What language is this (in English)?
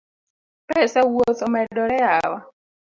Luo (Kenya and Tanzania)